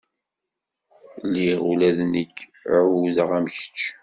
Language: Kabyle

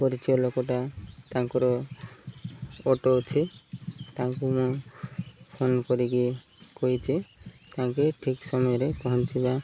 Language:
Odia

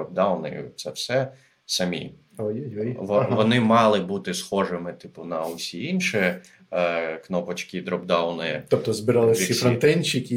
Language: Ukrainian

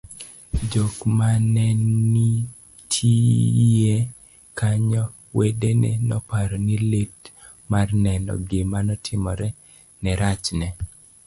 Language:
Luo (Kenya and Tanzania)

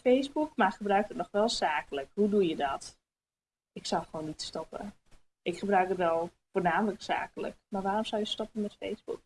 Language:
Dutch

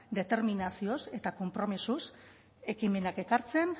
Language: Basque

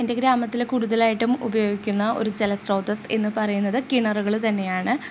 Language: Malayalam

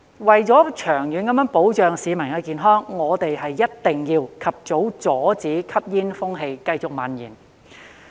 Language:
Cantonese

